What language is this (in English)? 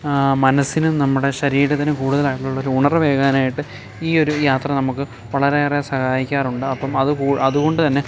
Malayalam